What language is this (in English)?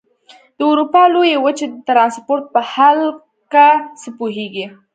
Pashto